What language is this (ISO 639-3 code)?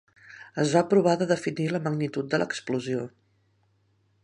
cat